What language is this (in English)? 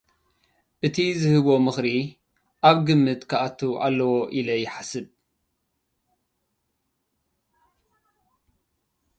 Tigrinya